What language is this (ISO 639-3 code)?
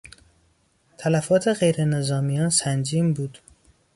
fas